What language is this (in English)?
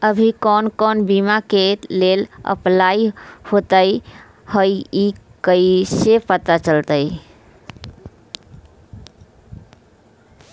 Magahi